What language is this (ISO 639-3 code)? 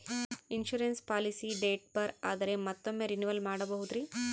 kan